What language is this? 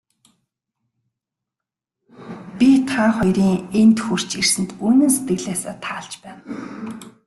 Mongolian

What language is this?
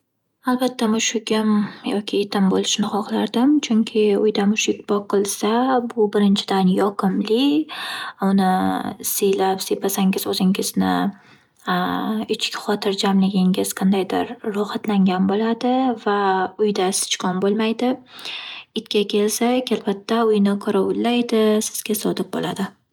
Uzbek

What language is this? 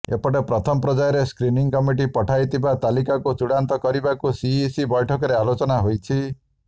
Odia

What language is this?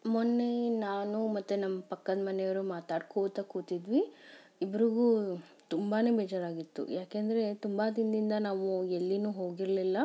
Kannada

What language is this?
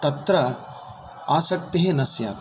Sanskrit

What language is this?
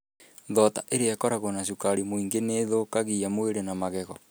Kikuyu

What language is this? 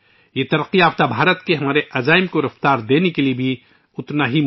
Urdu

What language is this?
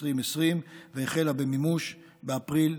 Hebrew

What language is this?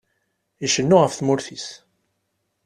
Kabyle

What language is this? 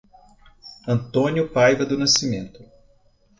Portuguese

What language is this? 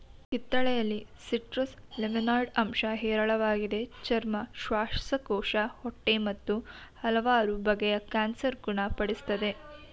Kannada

